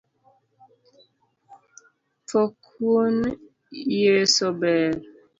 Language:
Luo (Kenya and Tanzania)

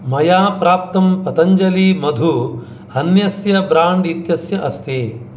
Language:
Sanskrit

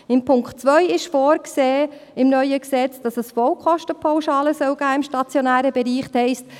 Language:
Swiss German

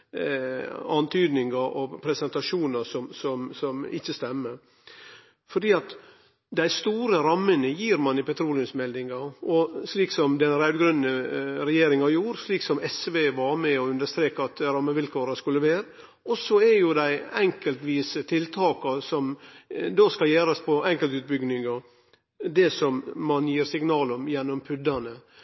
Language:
Norwegian Nynorsk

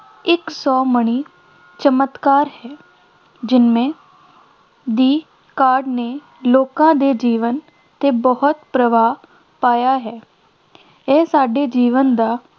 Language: Punjabi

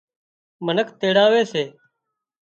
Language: Wadiyara Koli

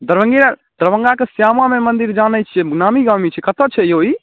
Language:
Maithili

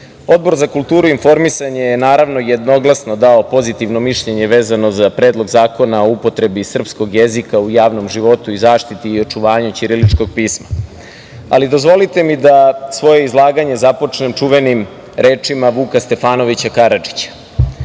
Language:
Serbian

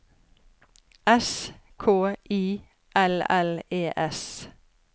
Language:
Norwegian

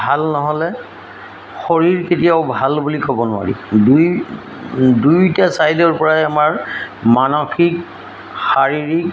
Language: Assamese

